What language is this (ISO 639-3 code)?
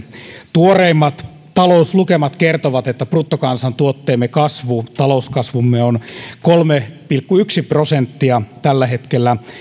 fin